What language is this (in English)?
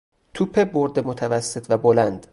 Persian